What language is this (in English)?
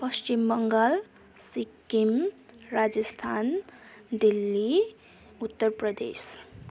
Nepali